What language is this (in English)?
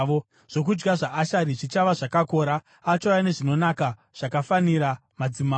Shona